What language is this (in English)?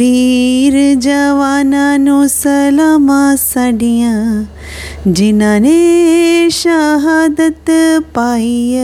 Punjabi